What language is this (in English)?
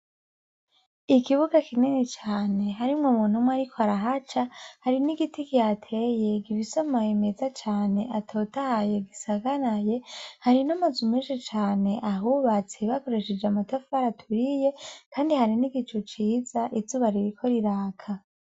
Rundi